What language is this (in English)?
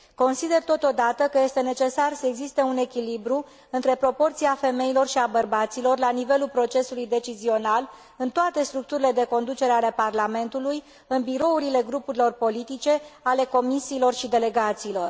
Romanian